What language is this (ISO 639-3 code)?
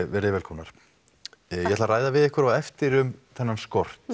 isl